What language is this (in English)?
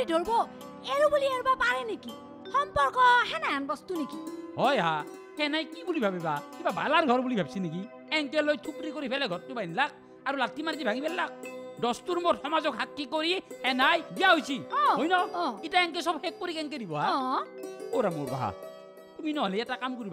Hindi